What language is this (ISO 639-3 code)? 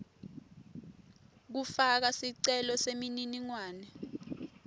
ssw